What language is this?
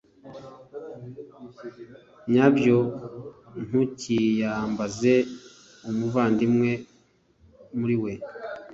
Kinyarwanda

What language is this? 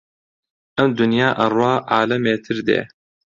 Central Kurdish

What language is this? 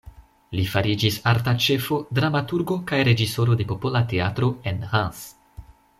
Esperanto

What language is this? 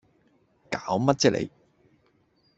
Cantonese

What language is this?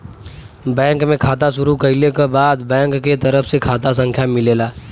Bhojpuri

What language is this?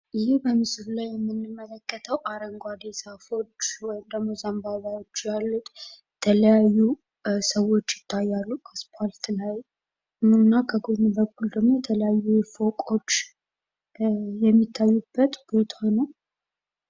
Amharic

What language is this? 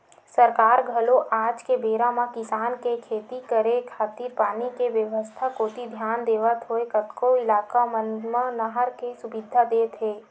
Chhattisgarhi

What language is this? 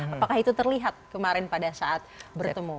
Indonesian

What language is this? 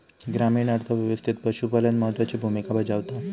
Marathi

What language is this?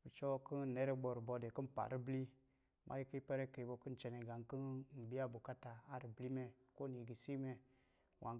Lijili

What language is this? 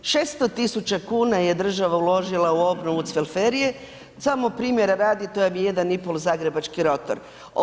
Croatian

